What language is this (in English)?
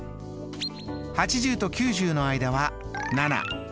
Japanese